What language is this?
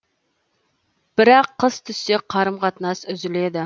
Kazakh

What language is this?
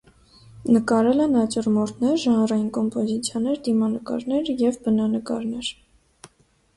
Armenian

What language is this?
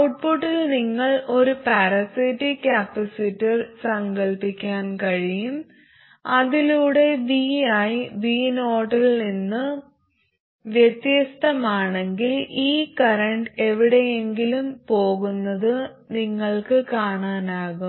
Malayalam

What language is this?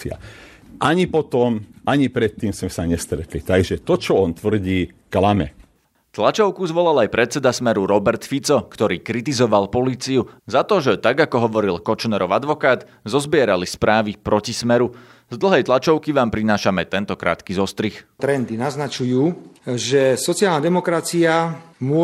Slovak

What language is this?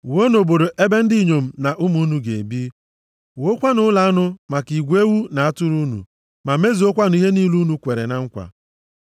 Igbo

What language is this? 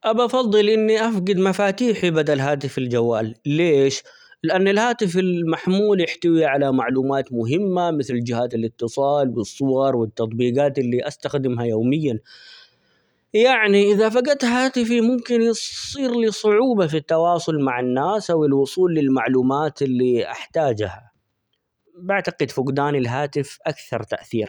Omani Arabic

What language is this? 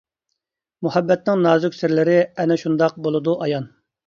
Uyghur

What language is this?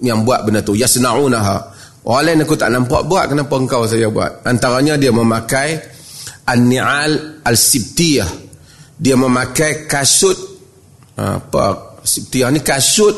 Malay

